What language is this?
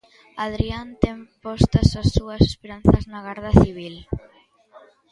Galician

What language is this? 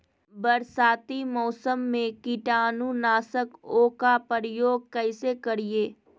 Magahi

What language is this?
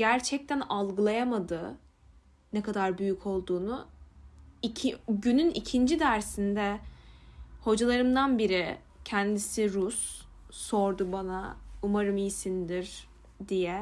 Turkish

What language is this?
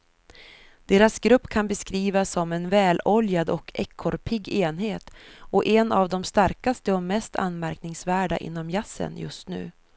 Swedish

